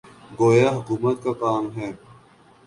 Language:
Urdu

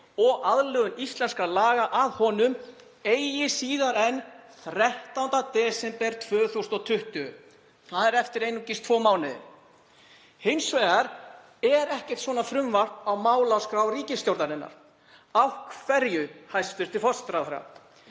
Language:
Icelandic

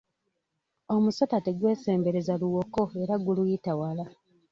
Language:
Ganda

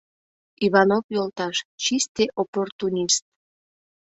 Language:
Mari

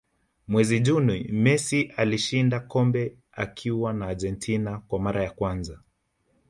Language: Swahili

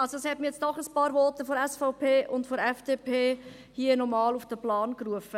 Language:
Swiss German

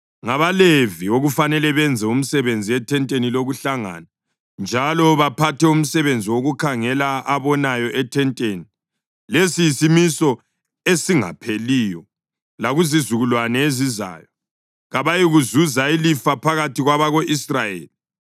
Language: North Ndebele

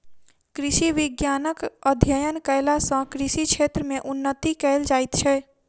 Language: Maithili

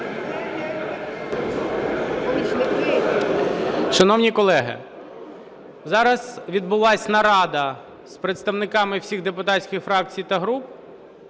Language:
Ukrainian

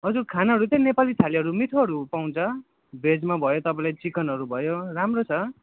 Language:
Nepali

